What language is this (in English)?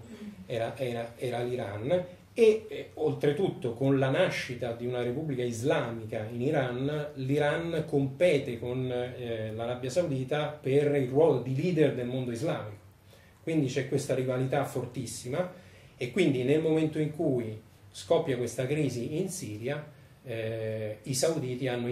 Italian